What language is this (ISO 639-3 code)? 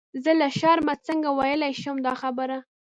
pus